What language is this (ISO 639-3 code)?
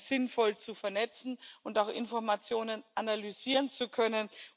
deu